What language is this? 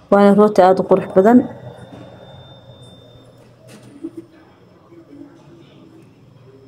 Arabic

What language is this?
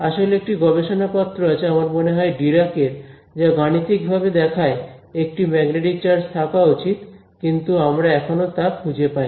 Bangla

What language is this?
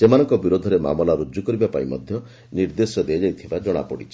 Odia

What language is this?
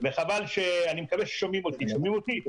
Hebrew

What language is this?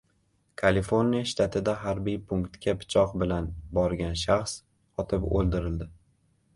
Uzbek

